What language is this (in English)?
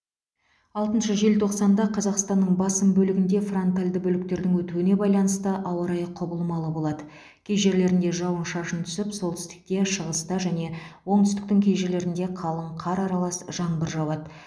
Kazakh